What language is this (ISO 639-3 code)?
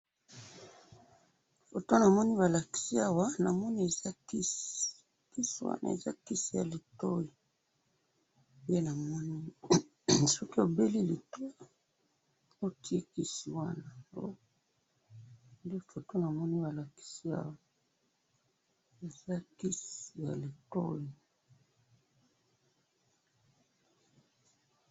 lin